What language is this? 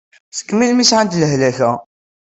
Kabyle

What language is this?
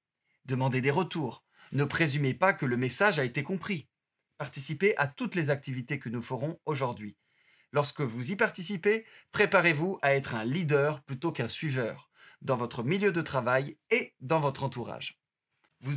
French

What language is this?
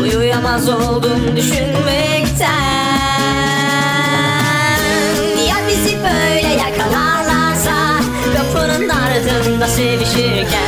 Turkish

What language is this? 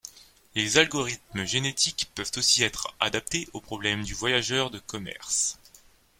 French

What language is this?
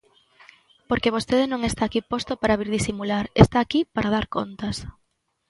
Galician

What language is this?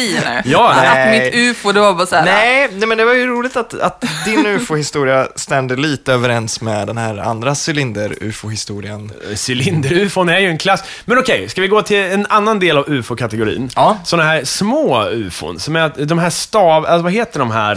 Swedish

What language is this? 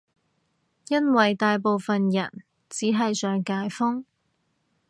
Cantonese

